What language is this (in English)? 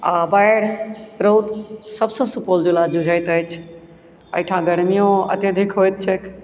Maithili